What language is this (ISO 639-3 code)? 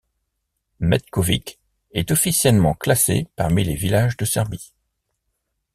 fra